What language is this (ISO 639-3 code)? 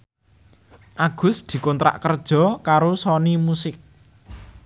jav